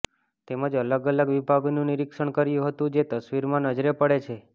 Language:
Gujarati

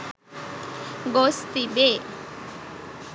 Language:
Sinhala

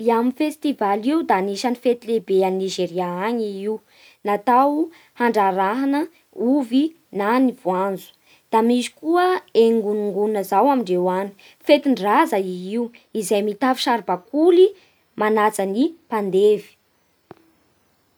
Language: Bara Malagasy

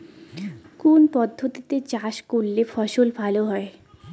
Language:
Bangla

